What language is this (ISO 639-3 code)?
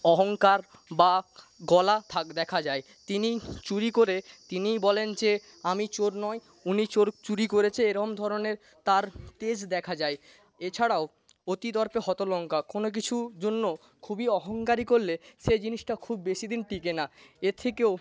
ben